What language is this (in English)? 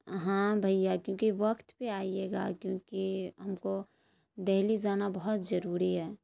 Urdu